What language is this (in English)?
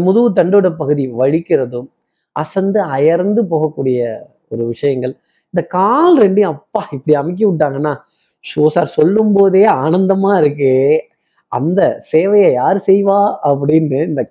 Tamil